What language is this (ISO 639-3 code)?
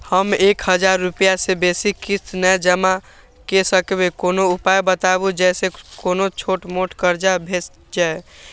mai